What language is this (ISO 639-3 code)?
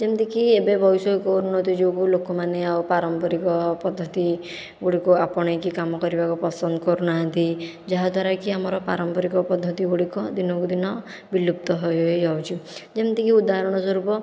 ori